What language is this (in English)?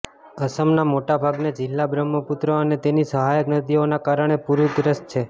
Gujarati